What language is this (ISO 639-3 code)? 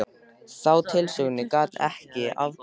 isl